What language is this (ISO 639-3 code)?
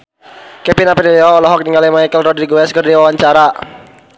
sun